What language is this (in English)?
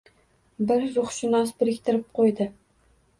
Uzbek